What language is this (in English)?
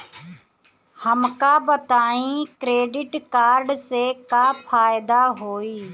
Bhojpuri